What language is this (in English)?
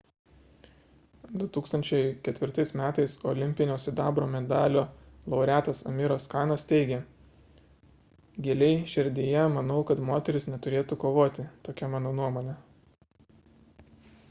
Lithuanian